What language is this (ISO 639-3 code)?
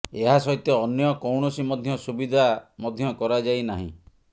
ori